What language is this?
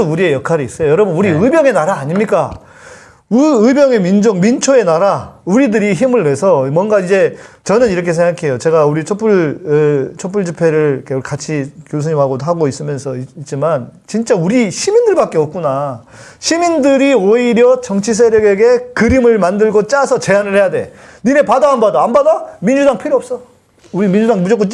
Korean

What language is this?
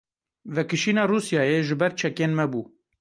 Kurdish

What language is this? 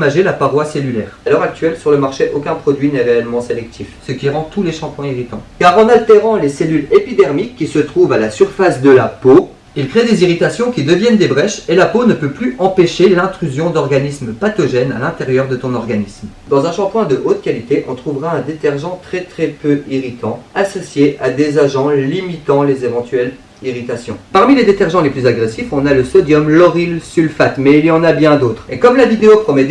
French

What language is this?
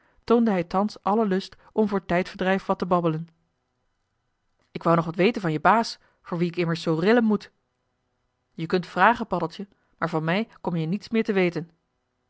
Dutch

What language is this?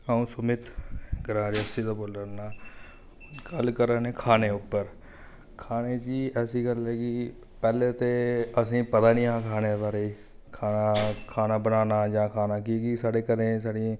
Dogri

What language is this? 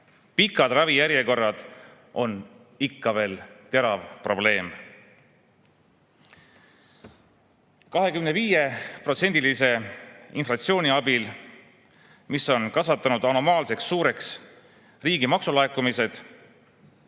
Estonian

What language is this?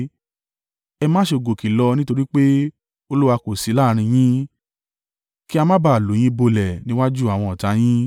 Yoruba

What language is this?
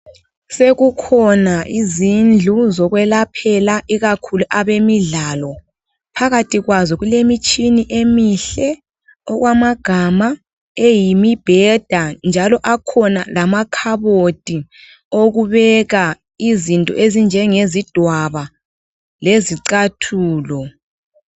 North Ndebele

